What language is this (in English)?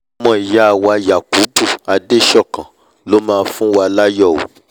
Yoruba